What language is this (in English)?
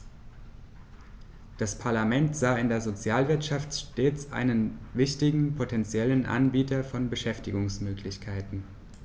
German